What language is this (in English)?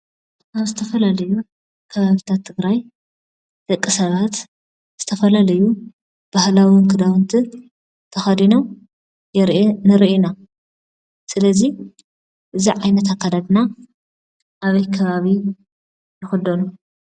Tigrinya